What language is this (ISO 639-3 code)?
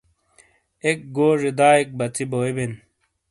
scl